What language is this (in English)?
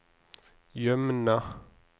Norwegian